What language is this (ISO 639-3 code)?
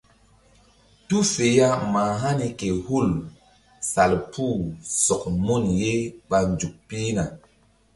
mdd